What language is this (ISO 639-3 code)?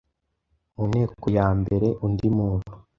kin